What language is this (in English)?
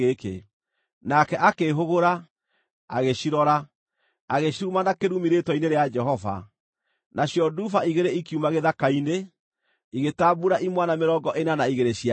Kikuyu